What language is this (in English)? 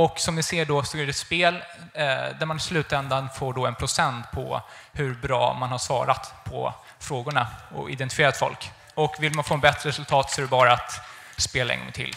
Swedish